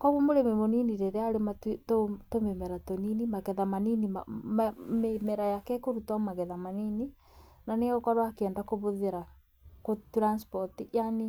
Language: Kikuyu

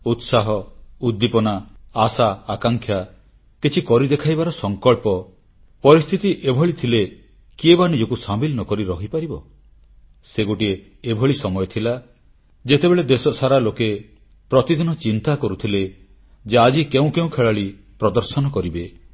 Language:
Odia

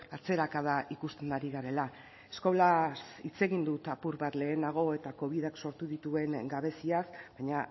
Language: Basque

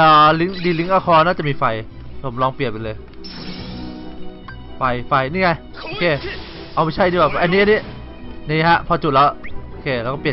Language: Thai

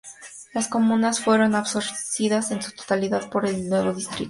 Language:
Spanish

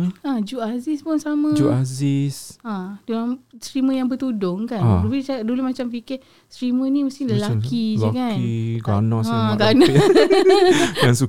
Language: Malay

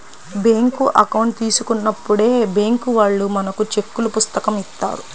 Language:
Telugu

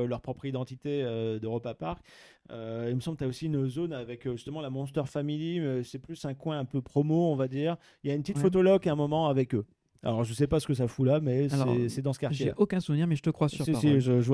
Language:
French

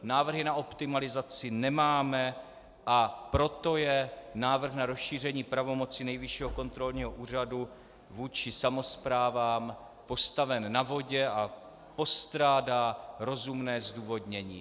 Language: Czech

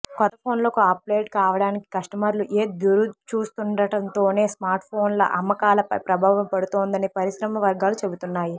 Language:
Telugu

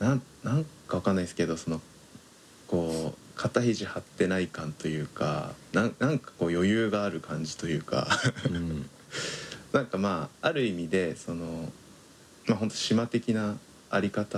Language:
Japanese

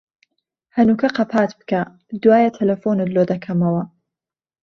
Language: Central Kurdish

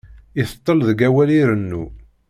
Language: Kabyle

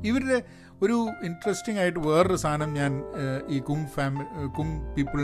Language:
Malayalam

